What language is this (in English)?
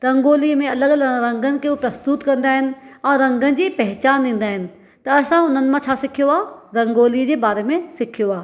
Sindhi